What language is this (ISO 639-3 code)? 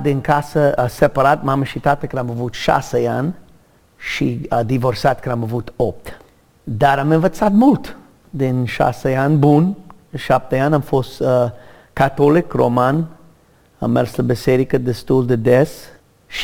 ron